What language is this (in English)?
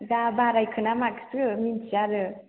Bodo